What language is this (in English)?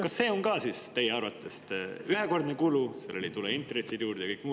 Estonian